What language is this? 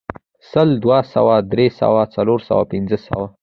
Pashto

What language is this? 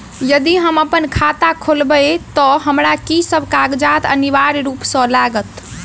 Maithili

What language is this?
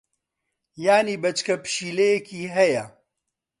Central Kurdish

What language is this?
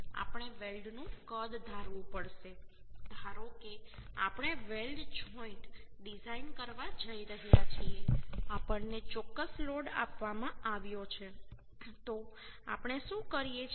Gujarati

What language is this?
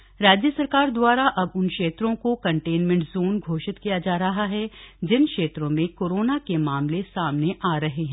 Hindi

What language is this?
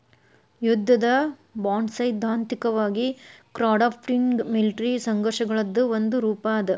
Kannada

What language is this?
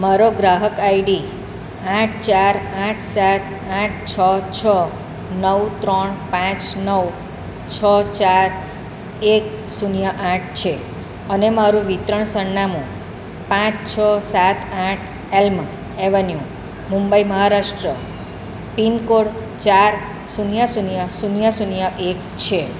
Gujarati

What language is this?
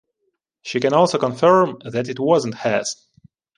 English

